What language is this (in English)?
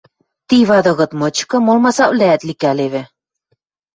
Western Mari